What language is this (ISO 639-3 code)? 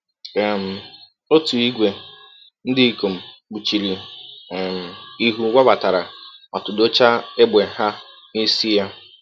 ibo